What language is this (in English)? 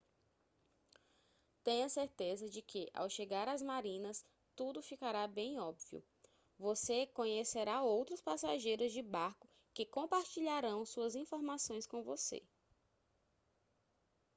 Portuguese